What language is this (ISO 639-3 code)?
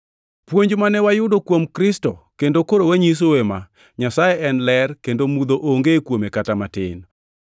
luo